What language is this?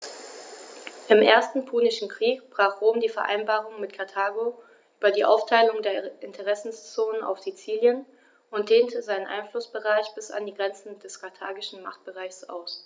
German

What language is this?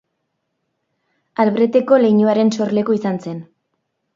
Basque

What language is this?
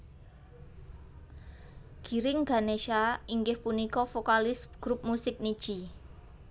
Javanese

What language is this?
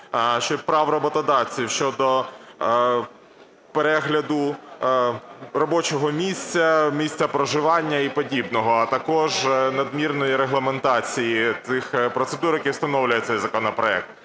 Ukrainian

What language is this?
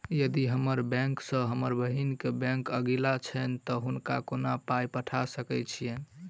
Maithili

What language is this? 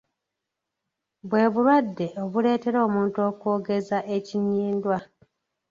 Ganda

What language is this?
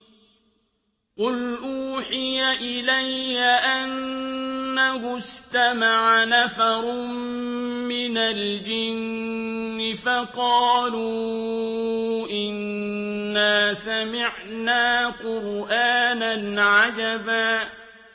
Arabic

